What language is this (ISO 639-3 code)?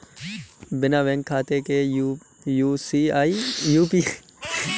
hin